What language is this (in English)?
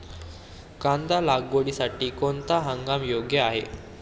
Marathi